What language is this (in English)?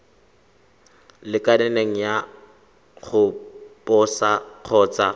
Tswana